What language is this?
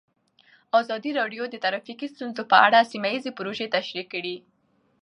Pashto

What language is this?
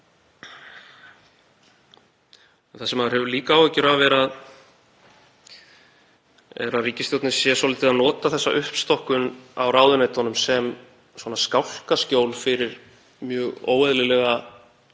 Icelandic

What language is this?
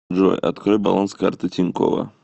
Russian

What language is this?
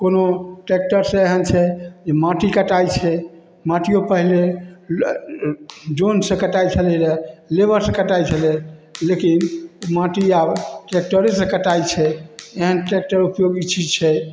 Maithili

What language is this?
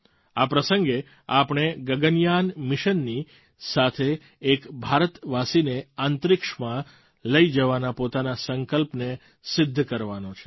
Gujarati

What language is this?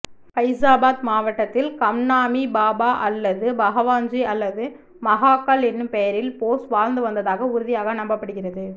Tamil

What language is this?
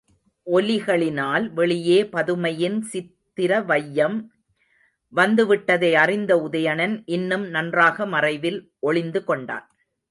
Tamil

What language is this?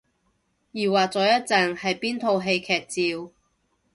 Cantonese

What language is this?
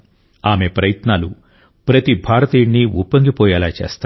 Telugu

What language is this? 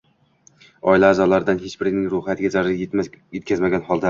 Uzbek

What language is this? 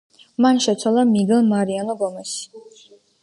Georgian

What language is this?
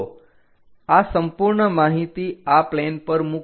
Gujarati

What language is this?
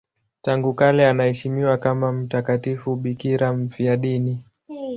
Swahili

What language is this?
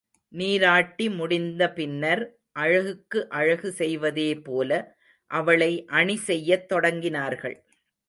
Tamil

